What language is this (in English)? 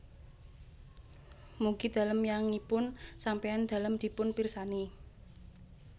Javanese